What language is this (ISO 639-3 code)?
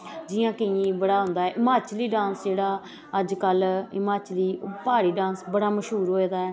doi